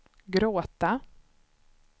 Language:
Swedish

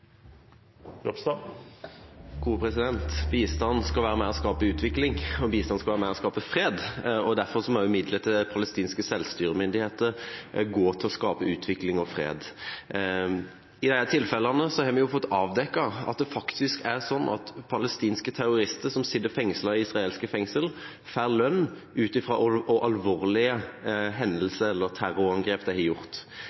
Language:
Norwegian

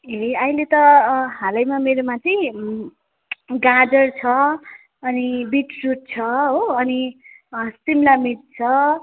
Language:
Nepali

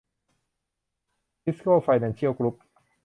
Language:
Thai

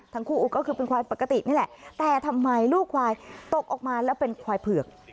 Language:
Thai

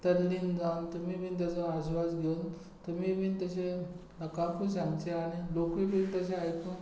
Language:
Konkani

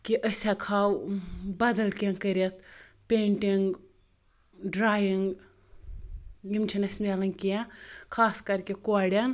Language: Kashmiri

